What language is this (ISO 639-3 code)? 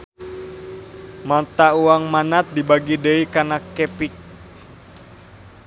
sun